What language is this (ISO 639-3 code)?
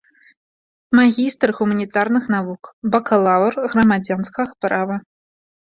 bel